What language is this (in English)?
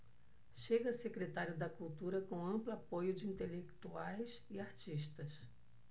Portuguese